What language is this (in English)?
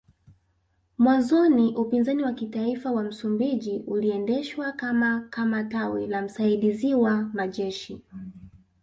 Swahili